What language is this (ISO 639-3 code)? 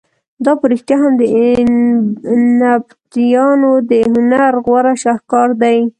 pus